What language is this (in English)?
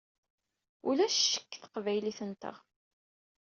Kabyle